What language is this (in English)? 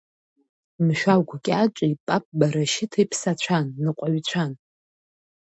Abkhazian